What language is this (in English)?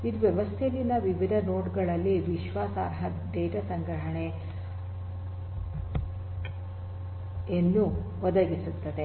Kannada